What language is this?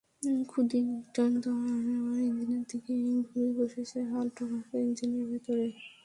Bangla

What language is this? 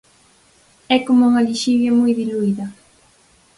Galician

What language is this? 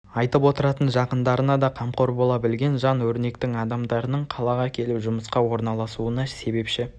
Kazakh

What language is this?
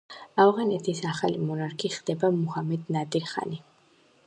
Georgian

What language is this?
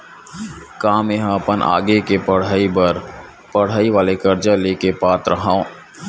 Chhattisgarhi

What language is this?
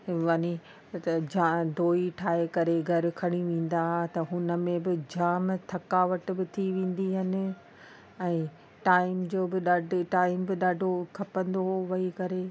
Sindhi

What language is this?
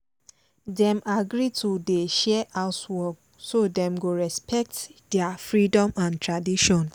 Nigerian Pidgin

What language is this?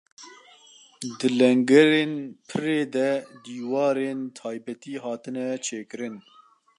Kurdish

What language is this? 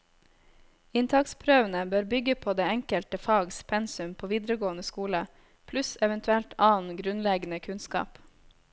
Norwegian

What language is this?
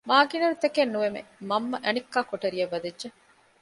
Divehi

